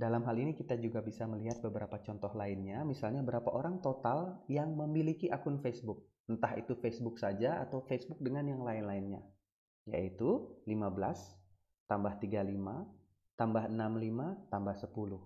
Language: Indonesian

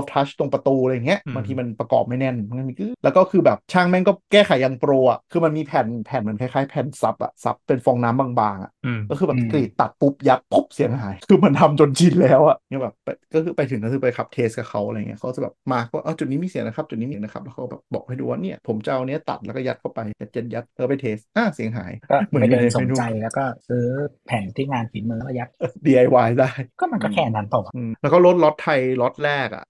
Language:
Thai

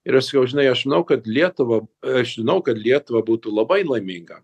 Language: Lithuanian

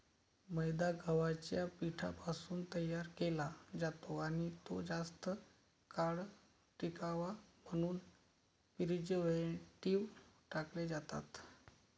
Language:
Marathi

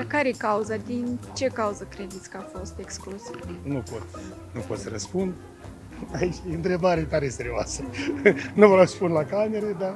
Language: Romanian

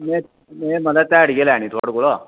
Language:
Dogri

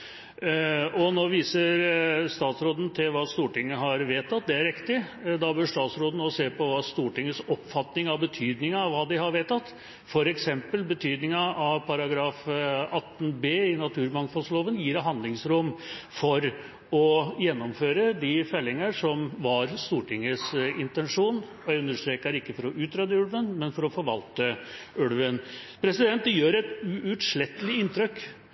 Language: Norwegian Bokmål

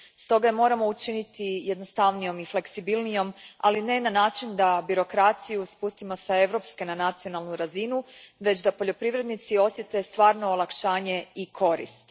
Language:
Croatian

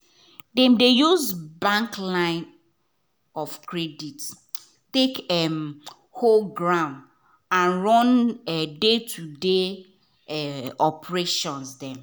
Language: Nigerian Pidgin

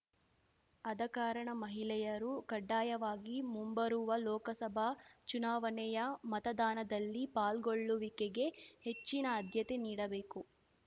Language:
Kannada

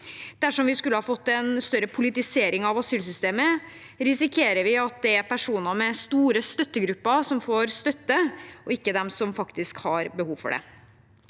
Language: Norwegian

